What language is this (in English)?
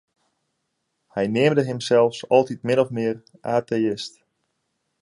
Western Frisian